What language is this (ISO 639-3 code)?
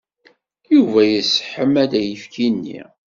kab